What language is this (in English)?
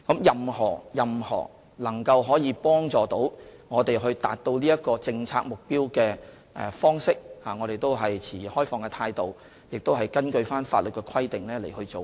Cantonese